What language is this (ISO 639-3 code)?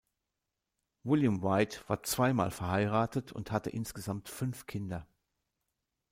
deu